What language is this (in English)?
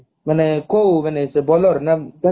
Odia